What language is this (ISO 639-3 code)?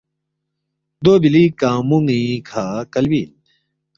bft